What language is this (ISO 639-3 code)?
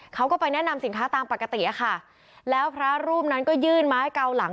tha